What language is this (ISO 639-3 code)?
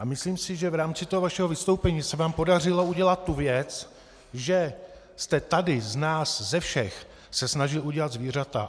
ces